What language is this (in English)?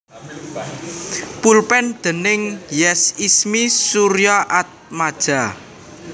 Javanese